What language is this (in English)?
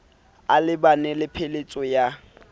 Southern Sotho